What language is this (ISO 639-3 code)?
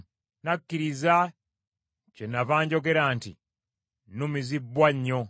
lug